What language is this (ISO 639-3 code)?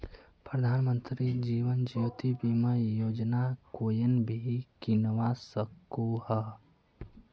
mag